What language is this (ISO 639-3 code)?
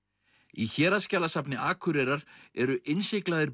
isl